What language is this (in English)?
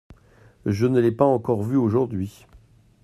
French